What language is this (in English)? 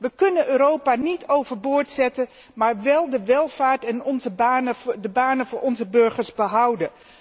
Dutch